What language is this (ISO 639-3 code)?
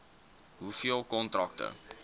afr